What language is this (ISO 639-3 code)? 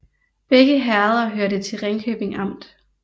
dan